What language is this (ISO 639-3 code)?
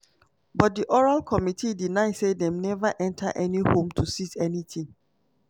pcm